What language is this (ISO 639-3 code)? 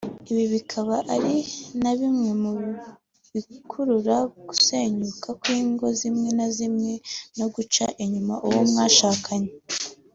kin